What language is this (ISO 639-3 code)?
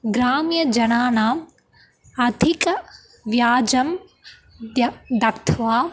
san